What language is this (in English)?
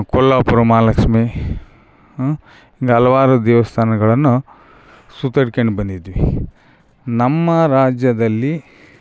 Kannada